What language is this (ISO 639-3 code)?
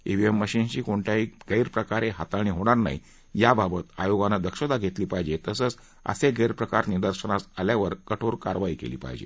mar